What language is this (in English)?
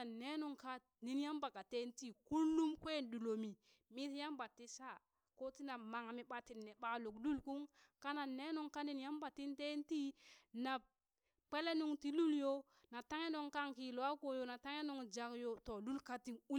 Burak